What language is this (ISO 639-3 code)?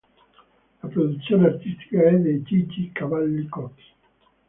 ita